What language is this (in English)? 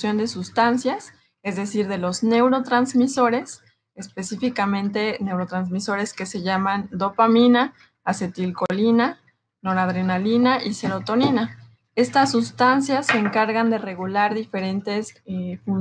Spanish